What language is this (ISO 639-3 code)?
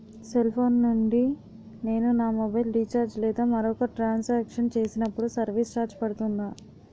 tel